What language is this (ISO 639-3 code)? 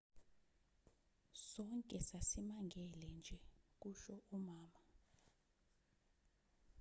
zul